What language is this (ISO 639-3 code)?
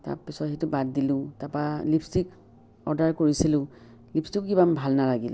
asm